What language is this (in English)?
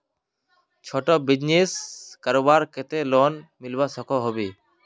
Magahi